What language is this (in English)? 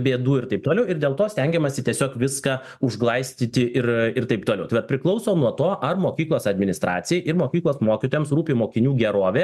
Lithuanian